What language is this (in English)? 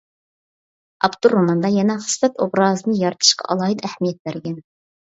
Uyghur